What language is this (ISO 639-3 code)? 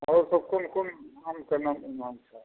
mai